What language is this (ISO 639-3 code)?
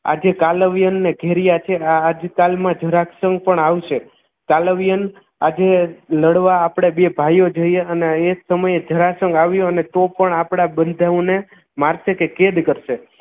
guj